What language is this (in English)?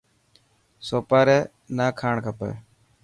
Dhatki